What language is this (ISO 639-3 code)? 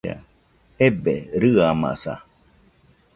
hux